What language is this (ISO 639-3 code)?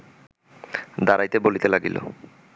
ben